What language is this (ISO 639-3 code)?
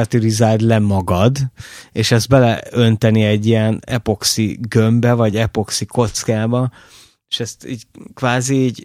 hun